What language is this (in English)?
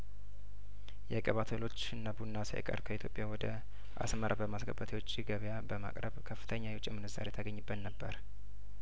Amharic